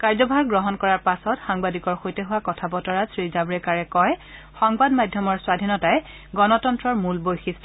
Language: Assamese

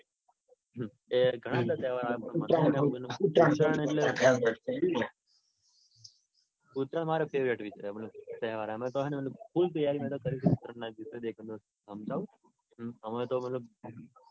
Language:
Gujarati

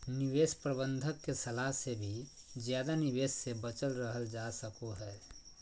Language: Magahi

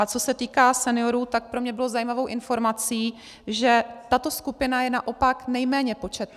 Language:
Czech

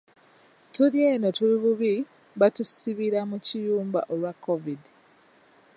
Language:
Ganda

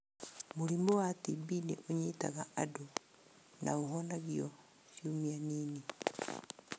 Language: Kikuyu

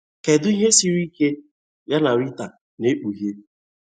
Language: Igbo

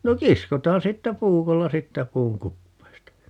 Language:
Finnish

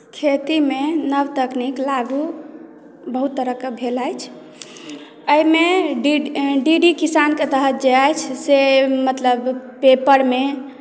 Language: Maithili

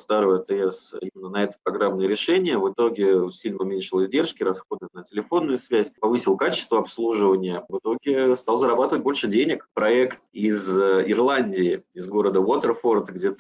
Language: Russian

